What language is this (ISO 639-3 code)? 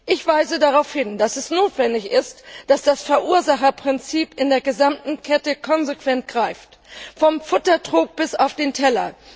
deu